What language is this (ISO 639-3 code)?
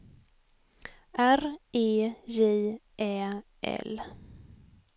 swe